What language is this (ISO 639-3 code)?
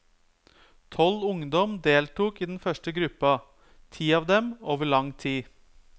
nor